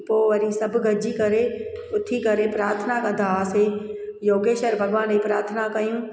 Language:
Sindhi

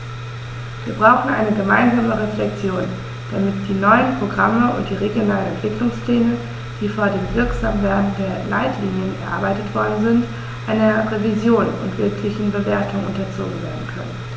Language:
German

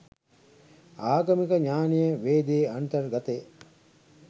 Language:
Sinhala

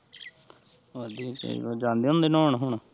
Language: Punjabi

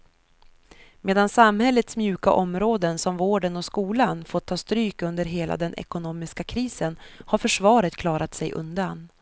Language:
Swedish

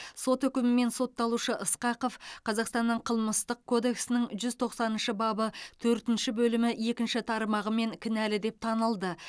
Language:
Kazakh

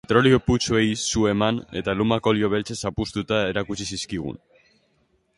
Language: Basque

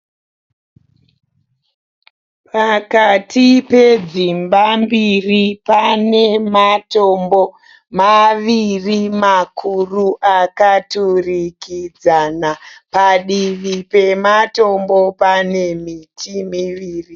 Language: Shona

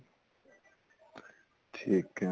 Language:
Punjabi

